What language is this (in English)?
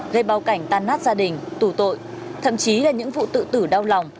Vietnamese